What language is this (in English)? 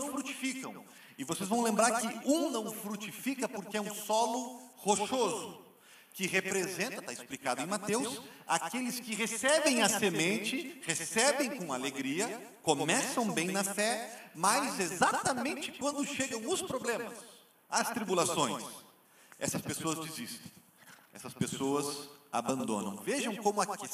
Portuguese